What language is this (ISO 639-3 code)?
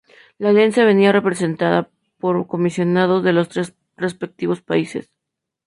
spa